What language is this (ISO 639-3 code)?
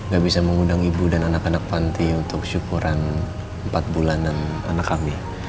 ind